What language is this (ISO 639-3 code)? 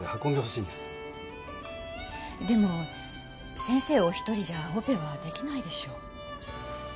jpn